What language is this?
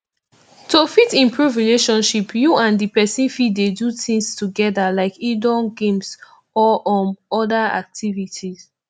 Nigerian Pidgin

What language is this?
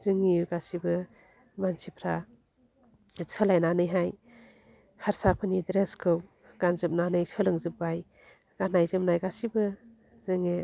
Bodo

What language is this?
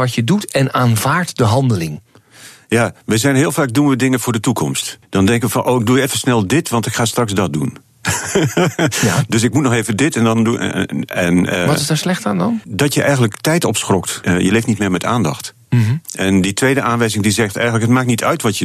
Dutch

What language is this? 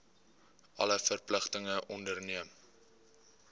Afrikaans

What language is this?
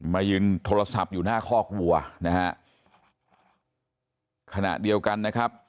Thai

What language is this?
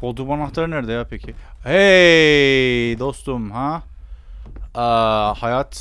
Turkish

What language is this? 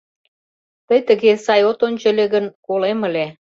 Mari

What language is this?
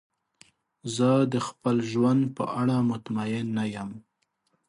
Pashto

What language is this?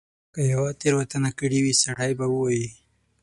Pashto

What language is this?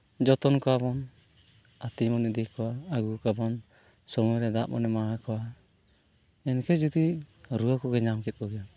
Santali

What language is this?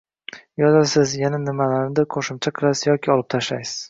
Uzbek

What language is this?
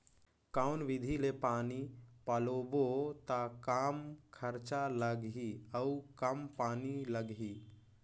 Chhattisgarhi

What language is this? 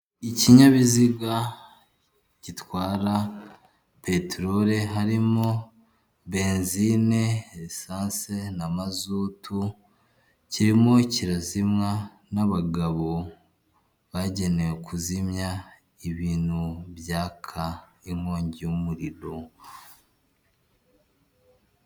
Kinyarwanda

